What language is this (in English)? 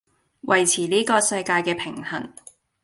Cantonese